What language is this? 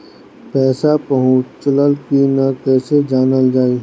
Bhojpuri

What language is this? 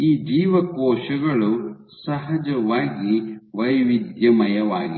Kannada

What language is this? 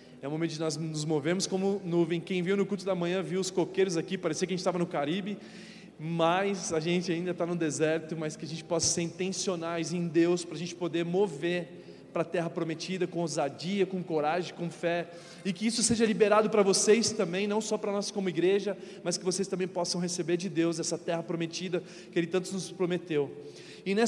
Portuguese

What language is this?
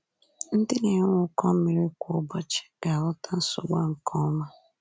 Igbo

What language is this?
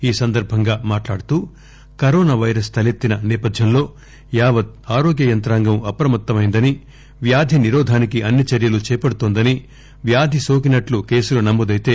Telugu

